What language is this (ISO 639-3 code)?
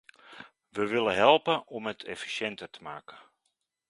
nld